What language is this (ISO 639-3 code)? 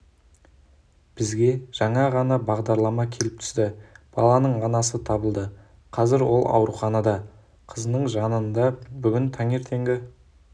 kaz